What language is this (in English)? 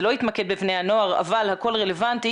Hebrew